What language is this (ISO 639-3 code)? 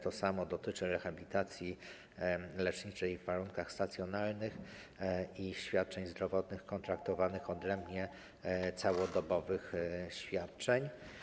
pol